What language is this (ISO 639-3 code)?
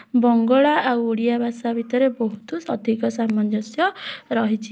ori